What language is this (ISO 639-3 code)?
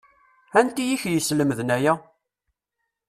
kab